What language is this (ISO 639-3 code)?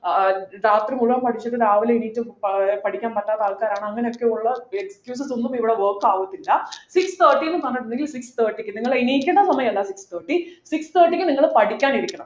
mal